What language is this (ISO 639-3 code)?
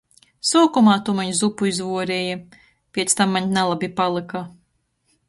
ltg